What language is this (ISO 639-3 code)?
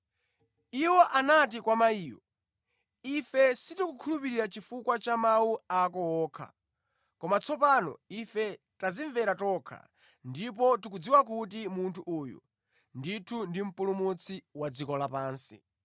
nya